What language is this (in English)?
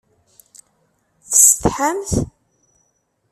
Kabyle